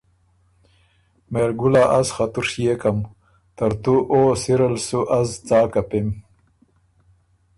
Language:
Ormuri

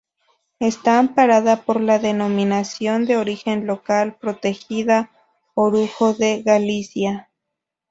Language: Spanish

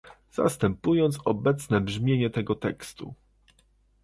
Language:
Polish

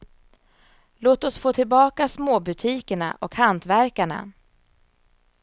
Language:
Swedish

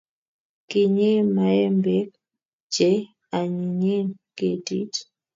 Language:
Kalenjin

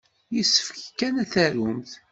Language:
Kabyle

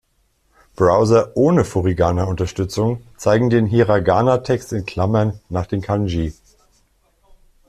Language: German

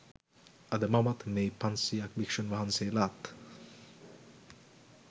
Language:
Sinhala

